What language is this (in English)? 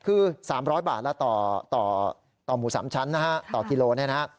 Thai